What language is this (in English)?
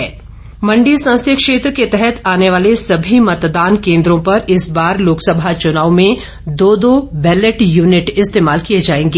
Hindi